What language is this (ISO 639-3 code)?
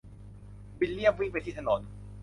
tha